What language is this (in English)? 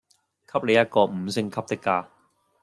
Cantonese